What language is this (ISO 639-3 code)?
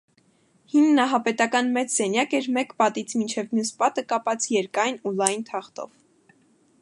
hye